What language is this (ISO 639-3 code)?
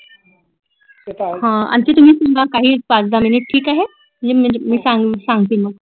mar